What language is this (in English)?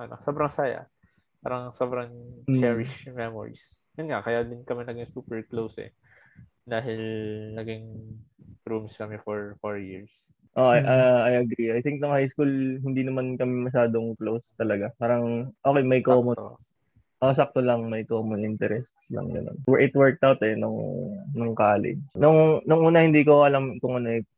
Filipino